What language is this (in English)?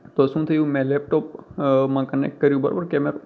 Gujarati